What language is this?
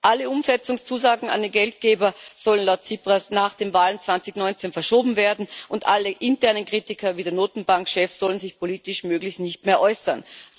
German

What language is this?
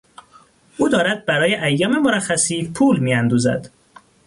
Persian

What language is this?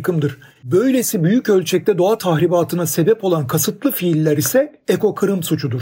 Turkish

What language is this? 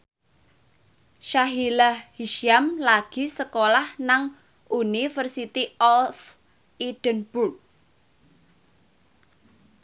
Javanese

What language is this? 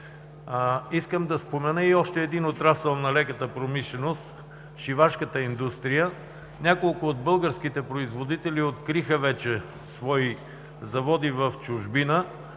Bulgarian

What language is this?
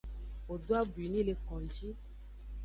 Aja (Benin)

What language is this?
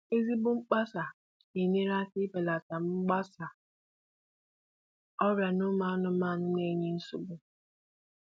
Igbo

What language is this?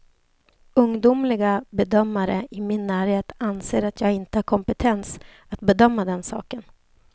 Swedish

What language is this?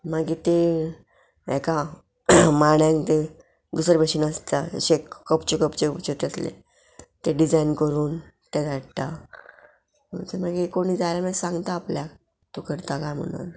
Konkani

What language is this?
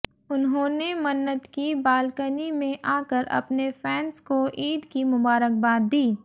Hindi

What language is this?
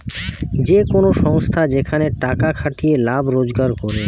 Bangla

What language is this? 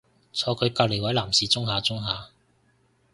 Cantonese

